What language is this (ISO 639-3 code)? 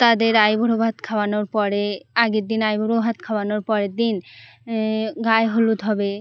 ben